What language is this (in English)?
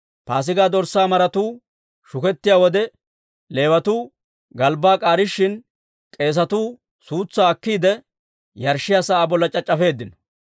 Dawro